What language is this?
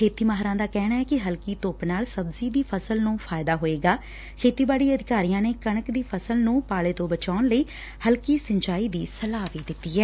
Punjabi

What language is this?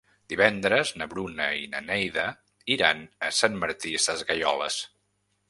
Catalan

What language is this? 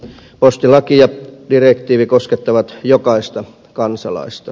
Finnish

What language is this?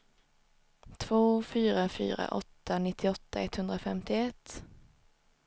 Swedish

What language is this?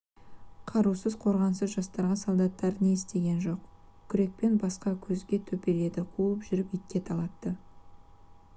Kazakh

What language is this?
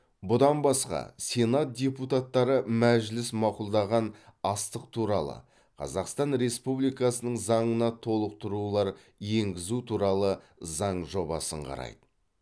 Kazakh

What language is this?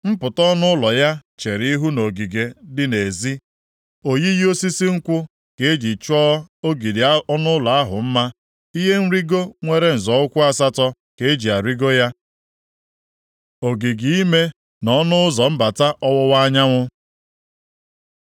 Igbo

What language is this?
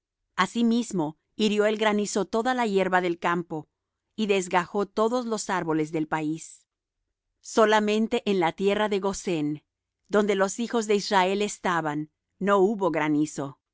Spanish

